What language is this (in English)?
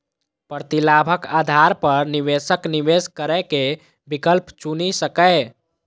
Maithili